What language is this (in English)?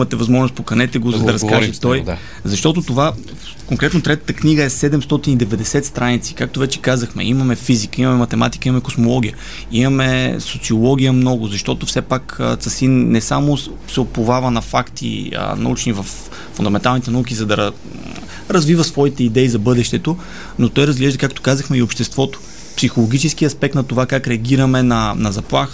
Bulgarian